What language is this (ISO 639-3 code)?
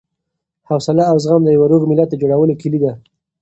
pus